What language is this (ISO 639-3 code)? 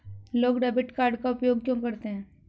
hin